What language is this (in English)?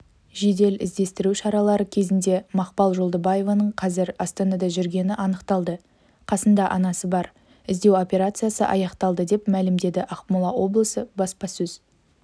Kazakh